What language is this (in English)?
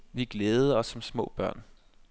Danish